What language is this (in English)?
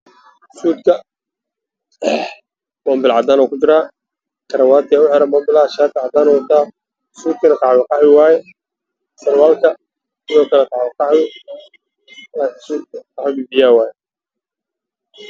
Somali